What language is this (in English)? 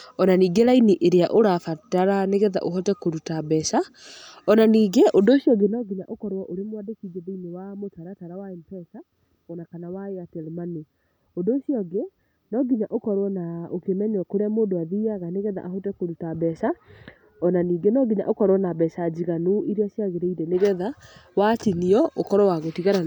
Kikuyu